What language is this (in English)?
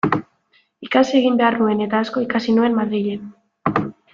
Basque